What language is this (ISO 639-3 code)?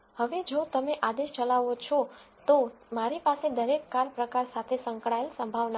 guj